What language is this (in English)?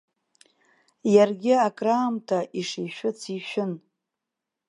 Abkhazian